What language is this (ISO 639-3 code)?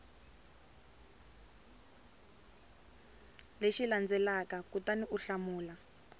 tso